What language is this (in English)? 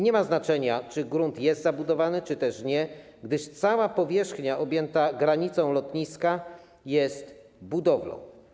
Polish